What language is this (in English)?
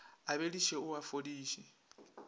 Northern Sotho